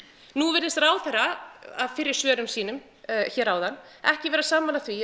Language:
Icelandic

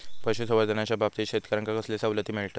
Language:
Marathi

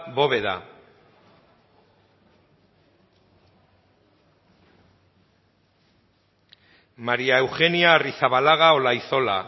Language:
Basque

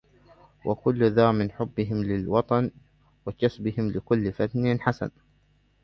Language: Arabic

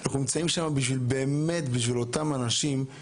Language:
Hebrew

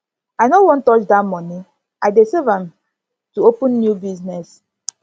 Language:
Nigerian Pidgin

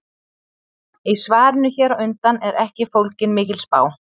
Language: Icelandic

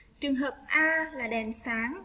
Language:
Vietnamese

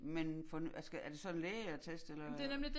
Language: Danish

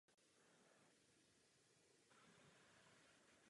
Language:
Czech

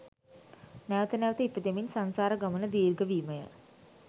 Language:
Sinhala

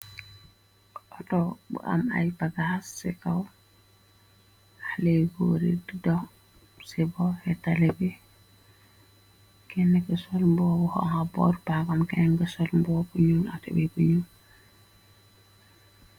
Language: Wolof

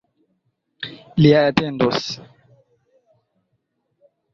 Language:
Esperanto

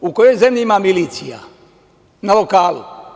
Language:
Serbian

